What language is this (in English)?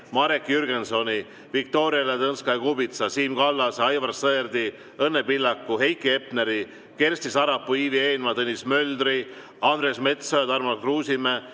Estonian